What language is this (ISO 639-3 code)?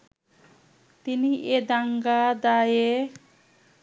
ben